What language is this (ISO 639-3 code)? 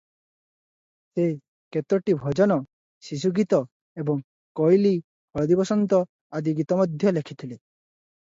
ori